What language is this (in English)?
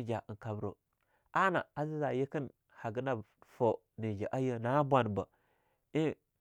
Longuda